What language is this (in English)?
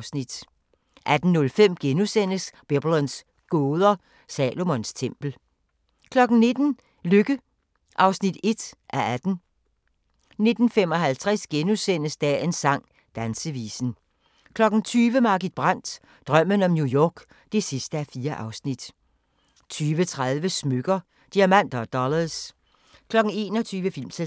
Danish